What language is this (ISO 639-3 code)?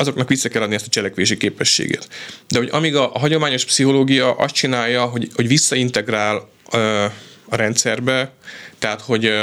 hun